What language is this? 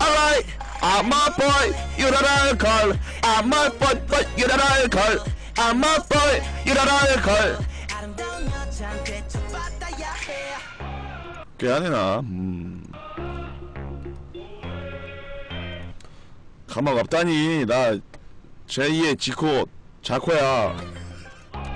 Korean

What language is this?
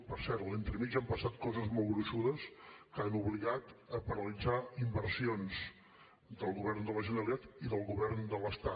Catalan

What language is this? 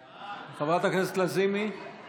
Hebrew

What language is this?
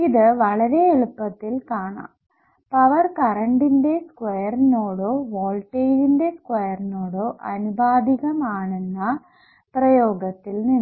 Malayalam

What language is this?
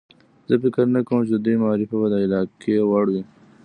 Pashto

